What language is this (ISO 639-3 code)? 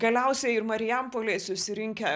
lit